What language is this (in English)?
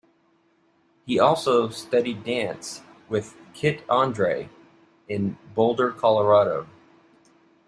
English